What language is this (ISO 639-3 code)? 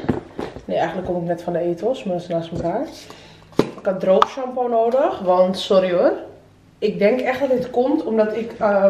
nld